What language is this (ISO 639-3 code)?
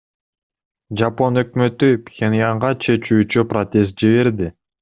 kir